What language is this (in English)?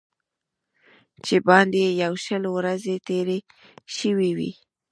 Pashto